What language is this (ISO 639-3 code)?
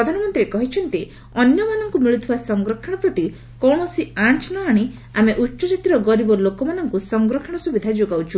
ori